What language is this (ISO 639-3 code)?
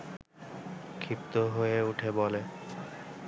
ben